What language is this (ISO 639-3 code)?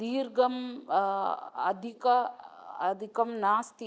san